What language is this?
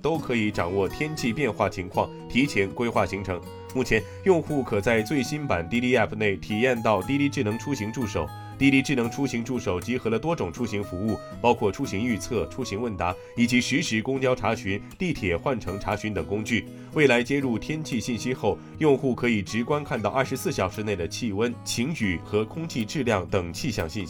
Chinese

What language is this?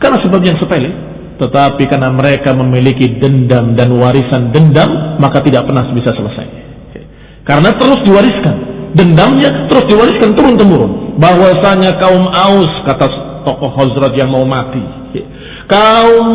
Indonesian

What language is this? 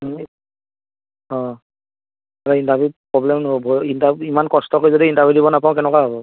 Assamese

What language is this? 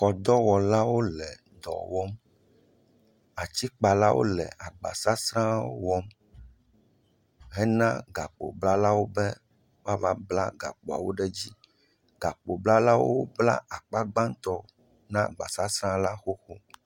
Ewe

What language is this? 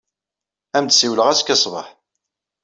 Kabyle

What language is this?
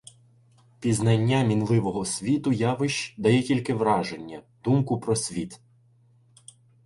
Ukrainian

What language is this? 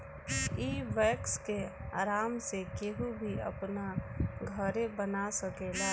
Bhojpuri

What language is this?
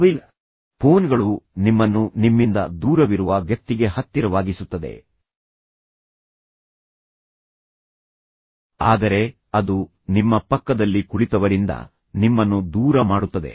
Kannada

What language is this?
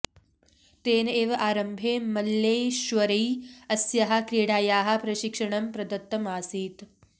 Sanskrit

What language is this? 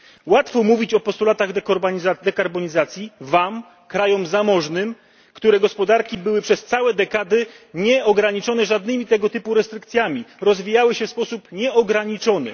Polish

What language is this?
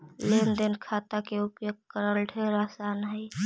Magahi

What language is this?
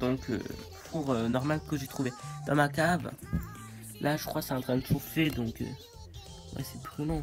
French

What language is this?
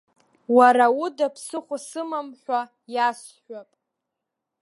Abkhazian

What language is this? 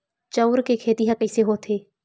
Chhattisgarhi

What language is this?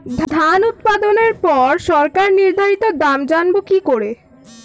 Bangla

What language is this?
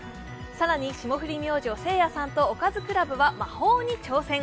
Japanese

